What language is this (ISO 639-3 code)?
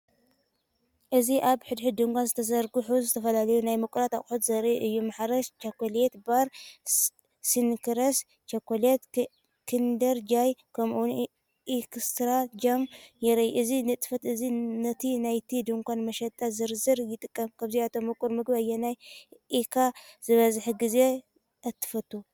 tir